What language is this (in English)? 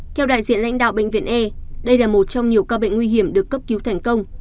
Vietnamese